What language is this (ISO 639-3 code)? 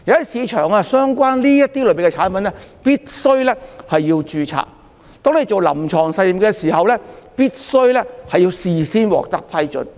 yue